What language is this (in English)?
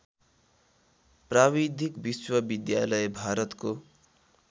Nepali